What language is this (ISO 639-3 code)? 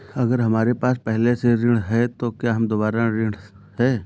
hin